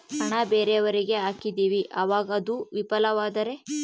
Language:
Kannada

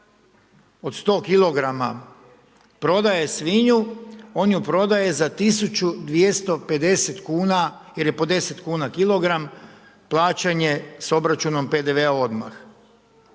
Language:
Croatian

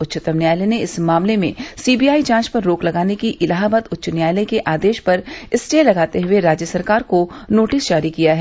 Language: Hindi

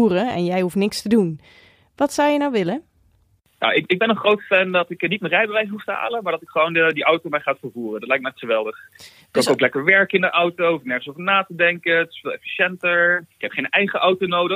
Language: Dutch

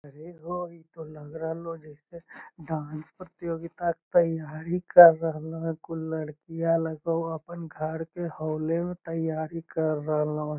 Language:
Magahi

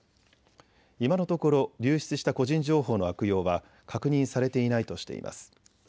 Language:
Japanese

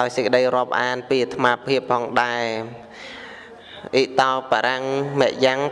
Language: Vietnamese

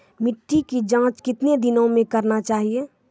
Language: Maithili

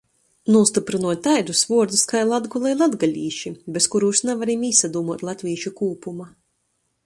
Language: Latgalian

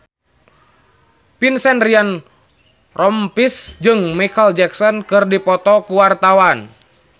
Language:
Sundanese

